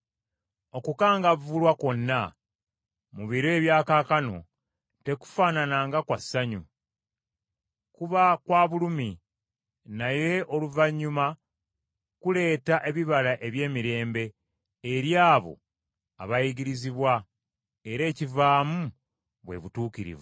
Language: Ganda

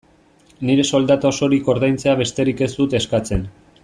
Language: Basque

